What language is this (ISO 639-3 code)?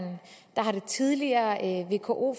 dan